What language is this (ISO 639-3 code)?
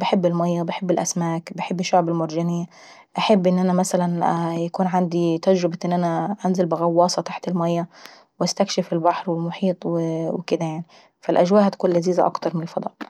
aec